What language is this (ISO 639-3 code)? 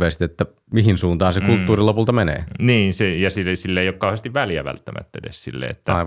fin